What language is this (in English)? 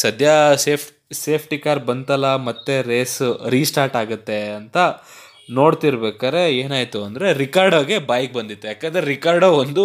Kannada